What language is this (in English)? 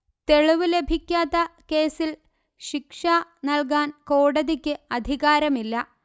Malayalam